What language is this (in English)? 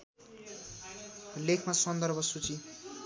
Nepali